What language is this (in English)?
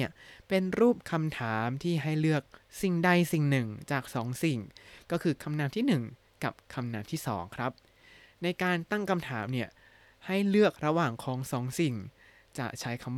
Thai